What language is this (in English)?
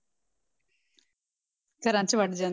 Punjabi